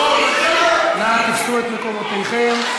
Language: Hebrew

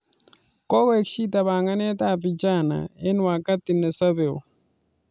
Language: Kalenjin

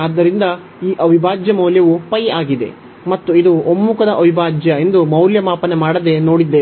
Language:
Kannada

